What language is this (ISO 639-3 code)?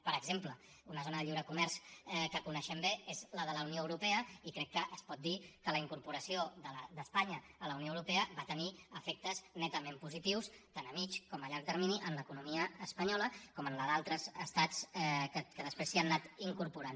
cat